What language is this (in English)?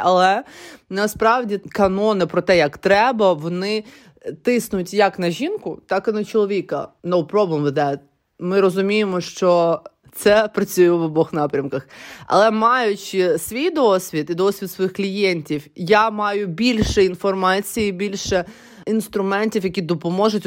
Ukrainian